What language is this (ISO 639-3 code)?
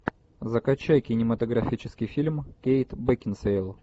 rus